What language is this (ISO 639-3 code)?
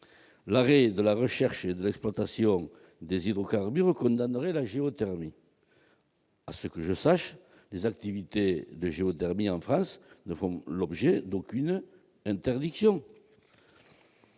fra